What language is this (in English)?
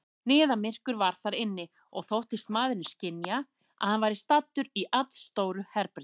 Icelandic